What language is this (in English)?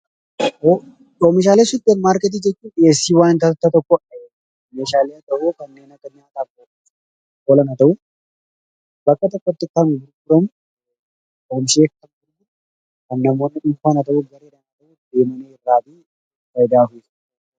Oromo